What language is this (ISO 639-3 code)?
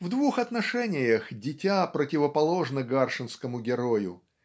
rus